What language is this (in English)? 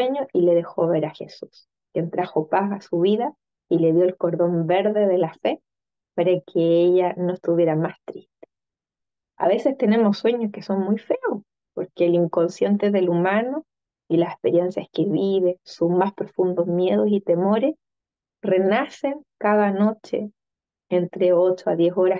Spanish